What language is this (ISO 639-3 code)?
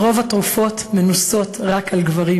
heb